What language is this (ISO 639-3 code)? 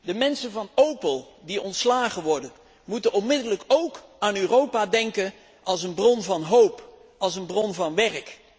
nld